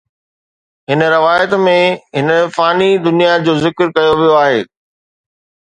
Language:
Sindhi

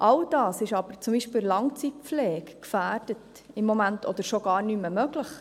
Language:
Swiss German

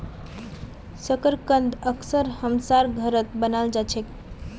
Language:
Magahi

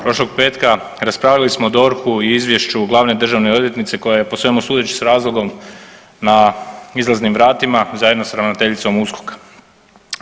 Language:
Croatian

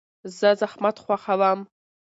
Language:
Pashto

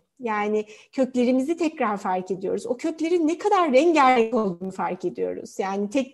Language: Turkish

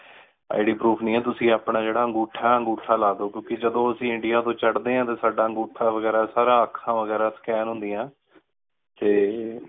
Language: Punjabi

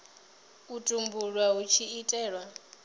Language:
Venda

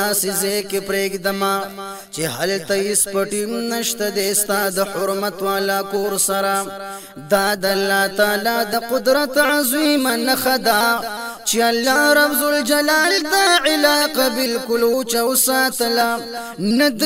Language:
Arabic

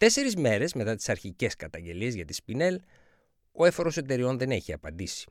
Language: Greek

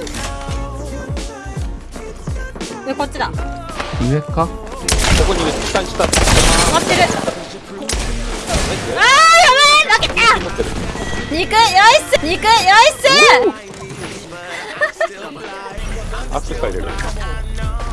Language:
Japanese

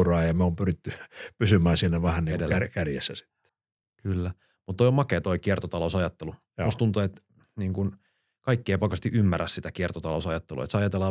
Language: Finnish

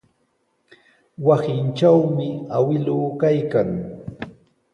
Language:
Sihuas Ancash Quechua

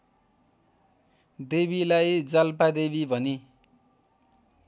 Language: Nepali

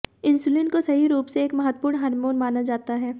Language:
Hindi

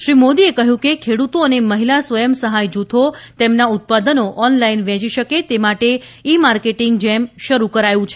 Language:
Gujarati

